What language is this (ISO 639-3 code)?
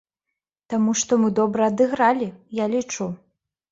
bel